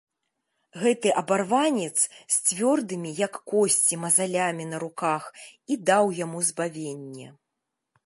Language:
Belarusian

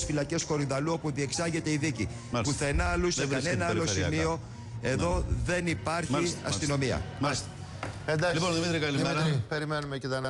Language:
Greek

